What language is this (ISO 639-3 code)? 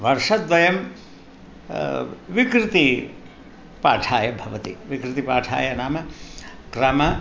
san